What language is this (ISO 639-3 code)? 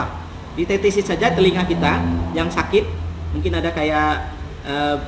ind